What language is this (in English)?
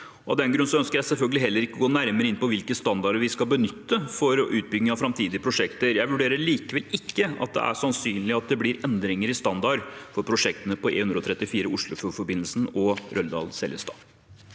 Norwegian